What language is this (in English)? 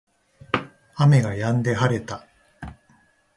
Japanese